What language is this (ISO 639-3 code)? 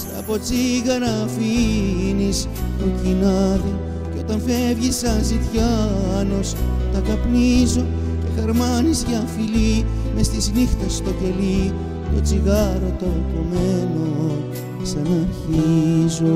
ell